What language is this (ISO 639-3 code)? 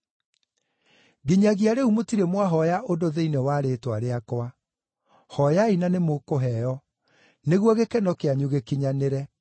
kik